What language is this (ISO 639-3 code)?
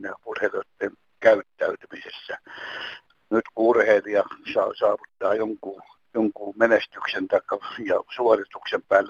fin